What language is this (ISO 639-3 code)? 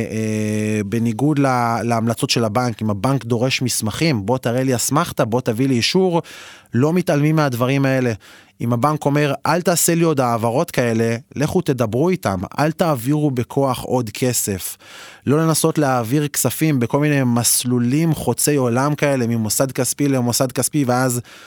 heb